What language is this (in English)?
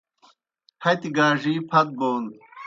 Kohistani Shina